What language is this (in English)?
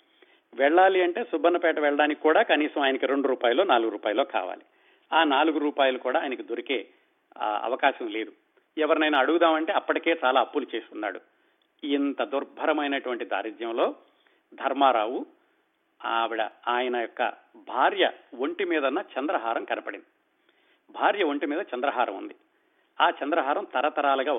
Telugu